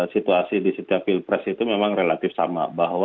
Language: Indonesian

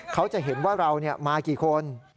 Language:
Thai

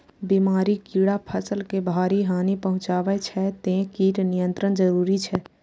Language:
Maithili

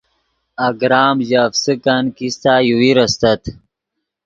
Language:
Yidgha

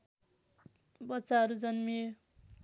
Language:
Nepali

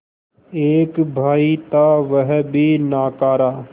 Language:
Hindi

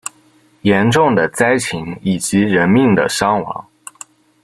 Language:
Chinese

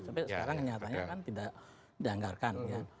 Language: Indonesian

